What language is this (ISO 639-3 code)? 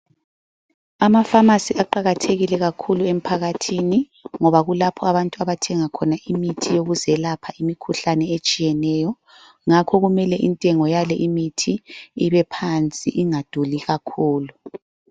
nde